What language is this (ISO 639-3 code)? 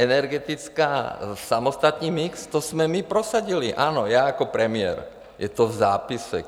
ces